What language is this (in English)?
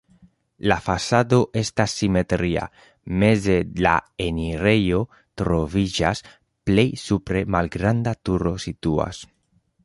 Esperanto